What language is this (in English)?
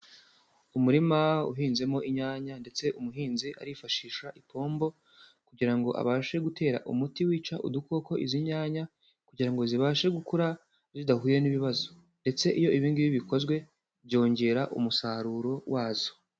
Kinyarwanda